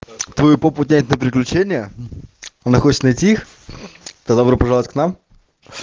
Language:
Russian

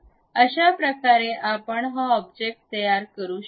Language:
Marathi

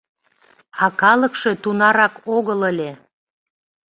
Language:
Mari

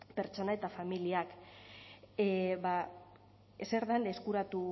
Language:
Basque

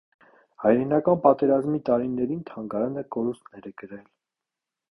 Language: Armenian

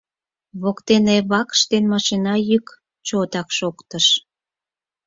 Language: Mari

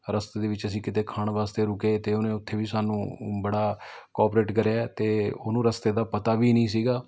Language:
Punjabi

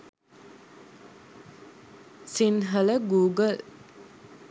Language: Sinhala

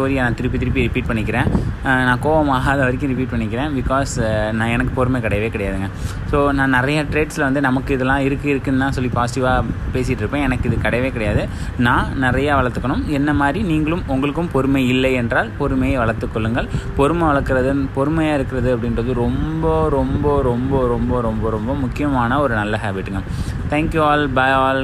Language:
Tamil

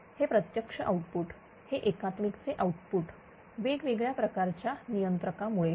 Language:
Marathi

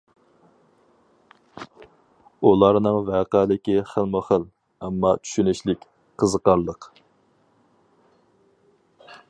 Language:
Uyghur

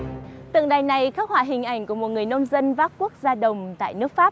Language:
Vietnamese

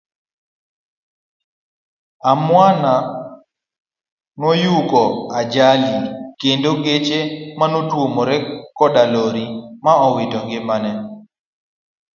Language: Luo (Kenya and Tanzania)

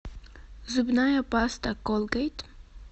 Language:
Russian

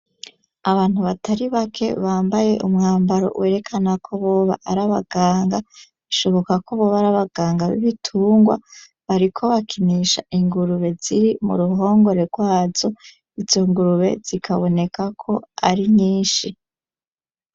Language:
Rundi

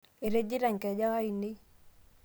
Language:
Masai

